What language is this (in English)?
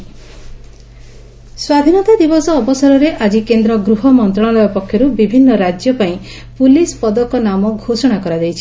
Odia